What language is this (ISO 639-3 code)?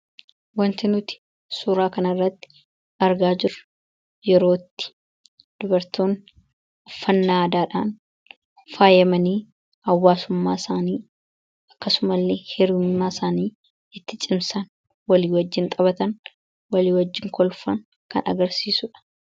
orm